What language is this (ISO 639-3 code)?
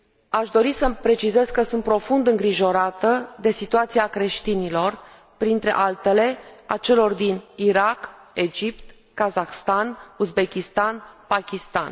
ron